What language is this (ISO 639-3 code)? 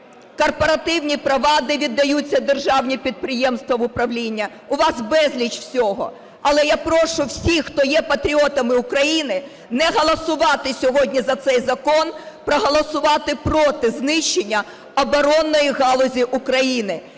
ukr